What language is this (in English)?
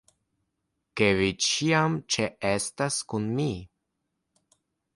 Esperanto